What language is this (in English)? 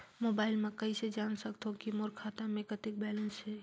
Chhattisgarhi